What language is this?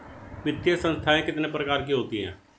Hindi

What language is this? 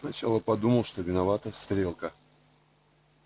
Russian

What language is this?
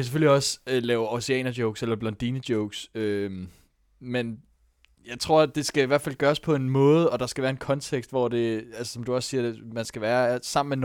Danish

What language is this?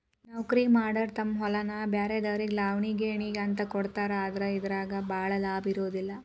Kannada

